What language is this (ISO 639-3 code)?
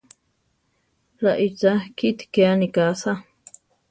tar